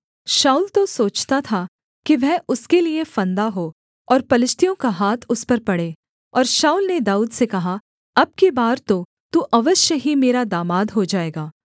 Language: Hindi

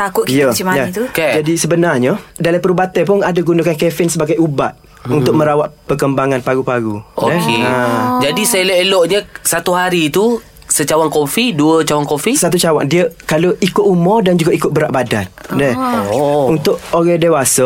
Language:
Malay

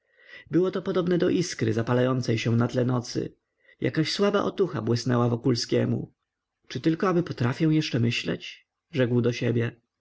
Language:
Polish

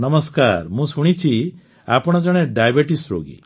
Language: Odia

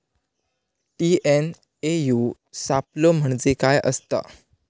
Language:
Marathi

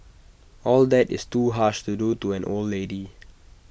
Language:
English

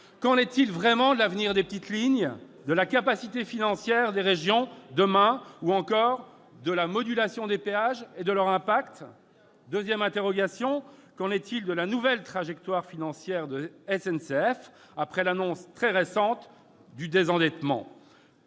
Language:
French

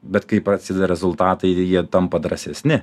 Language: Lithuanian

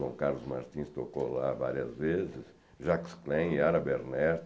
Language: Portuguese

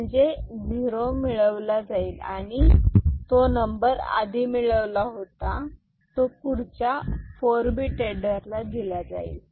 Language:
Marathi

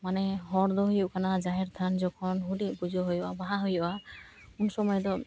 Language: Santali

